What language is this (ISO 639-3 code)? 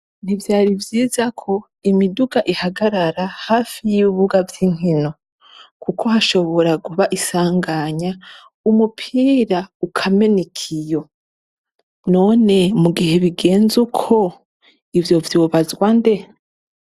run